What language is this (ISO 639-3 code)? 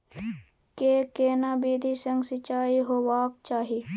mai